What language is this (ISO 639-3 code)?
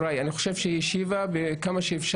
heb